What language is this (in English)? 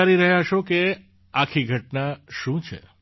Gujarati